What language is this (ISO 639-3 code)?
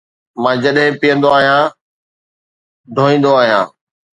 snd